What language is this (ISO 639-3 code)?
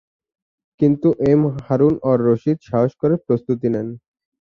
ben